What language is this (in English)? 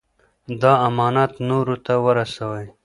Pashto